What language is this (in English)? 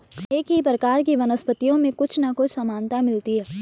Hindi